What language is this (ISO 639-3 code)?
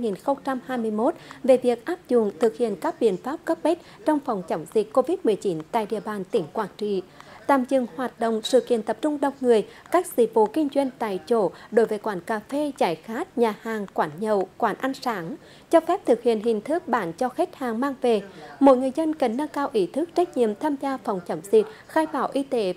vie